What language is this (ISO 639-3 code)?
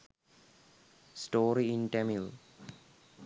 sin